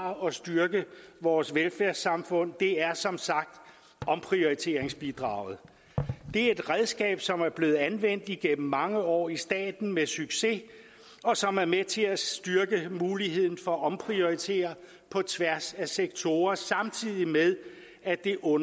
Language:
Danish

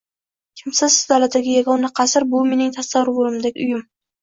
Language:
Uzbek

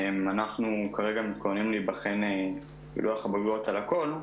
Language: Hebrew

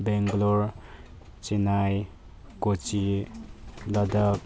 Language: Manipuri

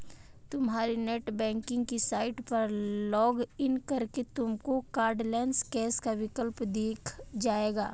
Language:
Hindi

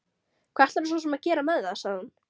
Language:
Icelandic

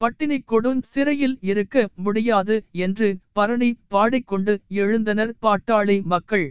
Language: Tamil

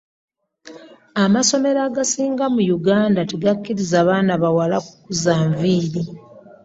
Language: Ganda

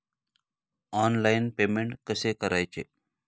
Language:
Marathi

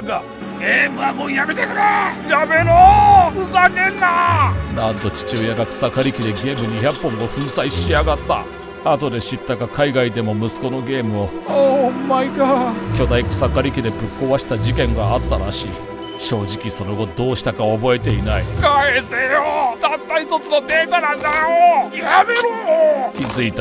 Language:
Japanese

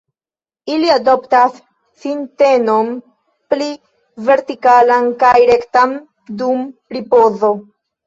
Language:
Esperanto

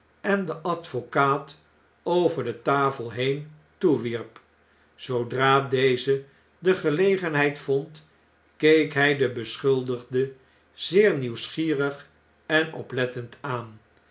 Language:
Dutch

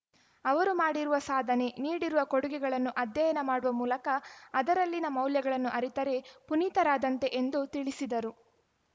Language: Kannada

